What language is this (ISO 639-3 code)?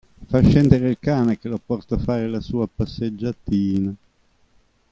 ita